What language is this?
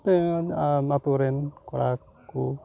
Santali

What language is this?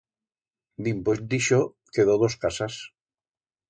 Aragonese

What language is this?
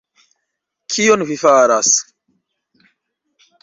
Esperanto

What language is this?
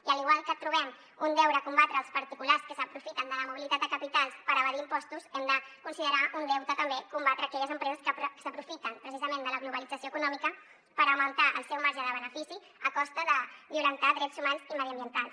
Catalan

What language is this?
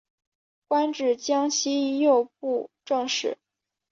Chinese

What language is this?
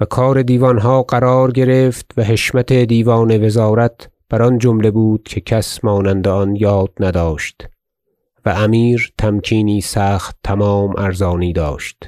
Persian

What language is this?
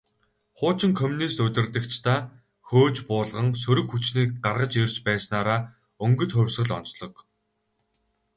Mongolian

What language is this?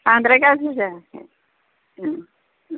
Bodo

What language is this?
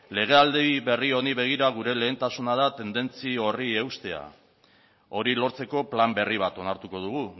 Basque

